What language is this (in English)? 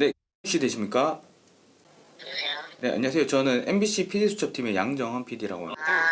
Korean